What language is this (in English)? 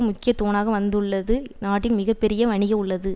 Tamil